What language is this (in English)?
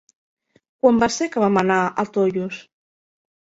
Catalan